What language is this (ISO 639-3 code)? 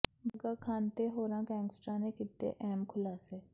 pan